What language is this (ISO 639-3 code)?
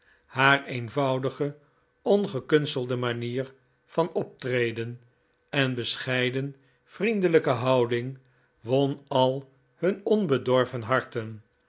nld